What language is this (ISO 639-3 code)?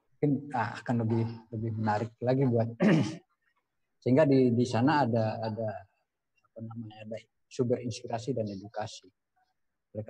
ind